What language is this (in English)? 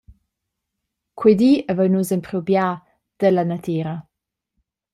Romansh